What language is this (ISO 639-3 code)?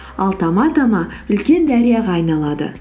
kaz